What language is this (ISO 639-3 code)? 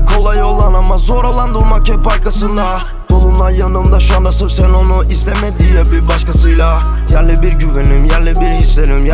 tur